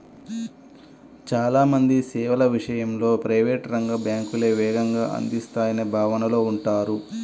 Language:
Telugu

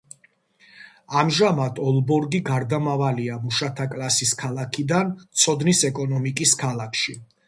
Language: Georgian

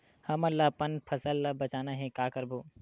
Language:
Chhattisgarhi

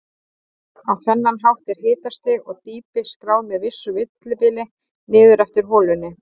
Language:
Icelandic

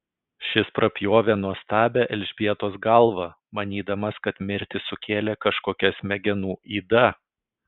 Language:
Lithuanian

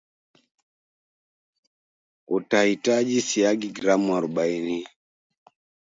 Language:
Swahili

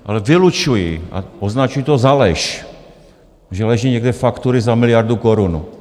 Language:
Czech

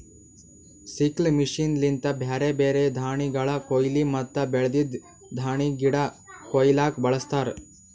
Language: Kannada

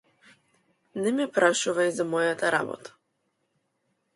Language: Macedonian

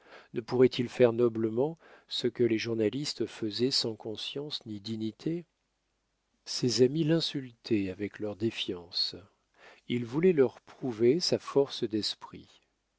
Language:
French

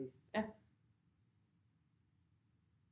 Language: Danish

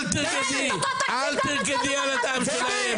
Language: Hebrew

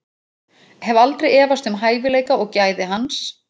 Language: Icelandic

